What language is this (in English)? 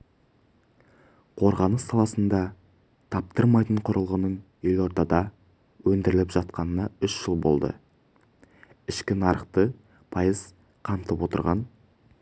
Kazakh